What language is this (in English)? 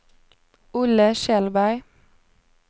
Swedish